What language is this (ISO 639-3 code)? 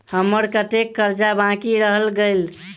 mai